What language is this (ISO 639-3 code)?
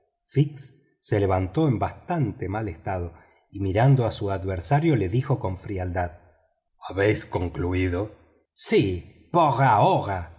spa